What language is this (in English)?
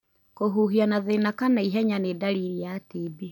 Kikuyu